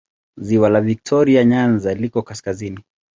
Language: Swahili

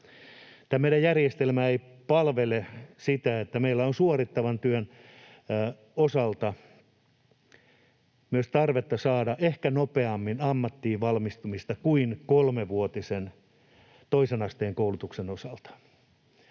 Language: Finnish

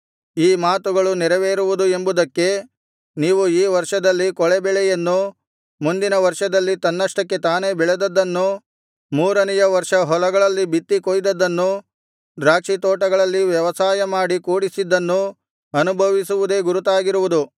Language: Kannada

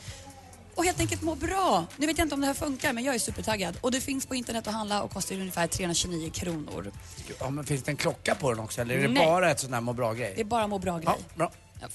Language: Swedish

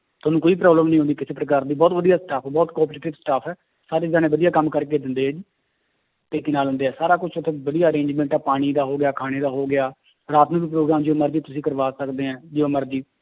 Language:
Punjabi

